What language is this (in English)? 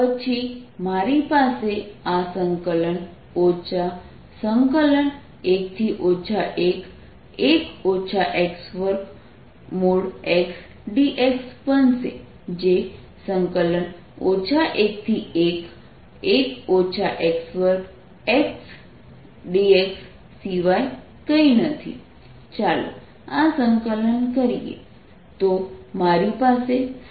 Gujarati